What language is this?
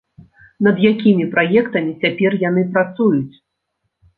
Belarusian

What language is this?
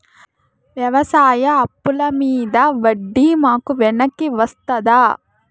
Telugu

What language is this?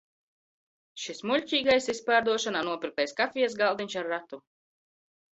Latvian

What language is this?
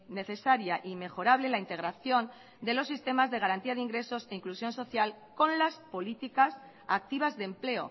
Spanish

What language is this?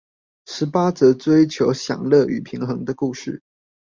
Chinese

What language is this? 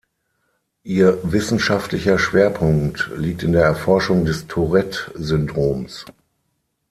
German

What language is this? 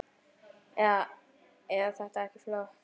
Icelandic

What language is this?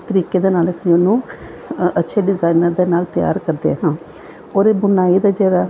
Punjabi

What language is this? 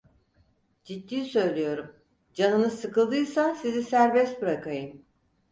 Turkish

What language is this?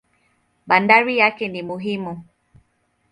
Swahili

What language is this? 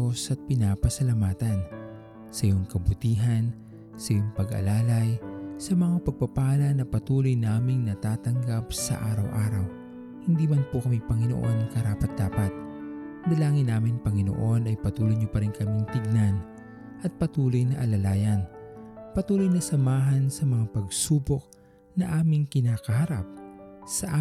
Filipino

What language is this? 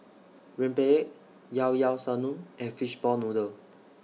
English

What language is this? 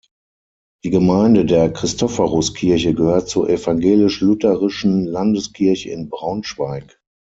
German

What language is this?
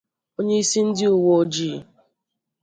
Igbo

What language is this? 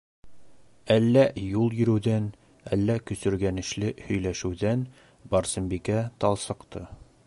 Bashkir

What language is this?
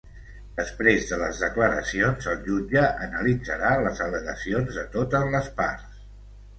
Catalan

